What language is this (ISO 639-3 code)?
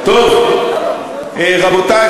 heb